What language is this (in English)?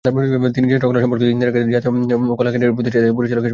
Bangla